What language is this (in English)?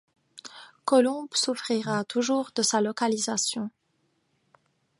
French